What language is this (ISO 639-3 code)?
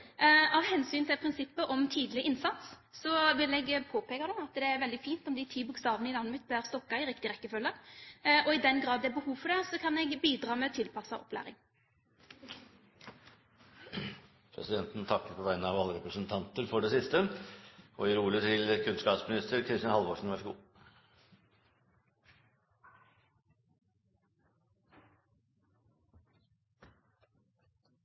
nob